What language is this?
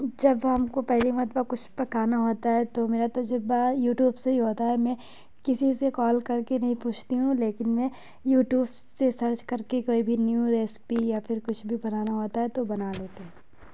Urdu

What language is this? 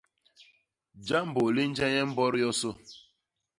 Basaa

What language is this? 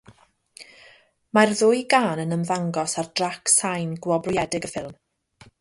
Welsh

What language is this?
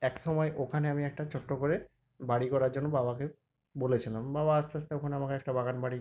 Bangla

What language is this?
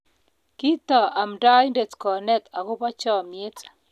Kalenjin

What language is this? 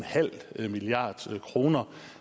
Danish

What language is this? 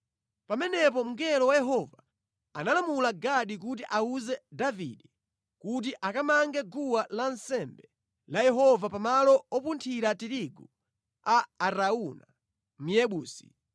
Nyanja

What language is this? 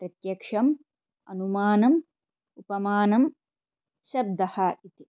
Sanskrit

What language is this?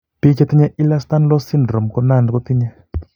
Kalenjin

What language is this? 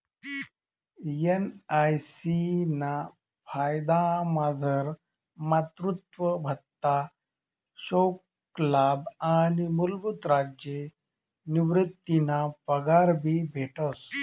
Marathi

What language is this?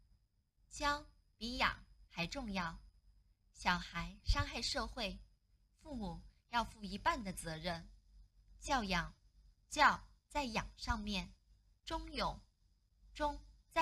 Chinese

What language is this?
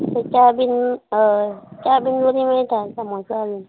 Konkani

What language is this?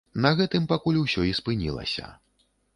Belarusian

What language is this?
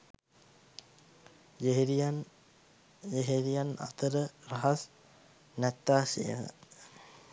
Sinhala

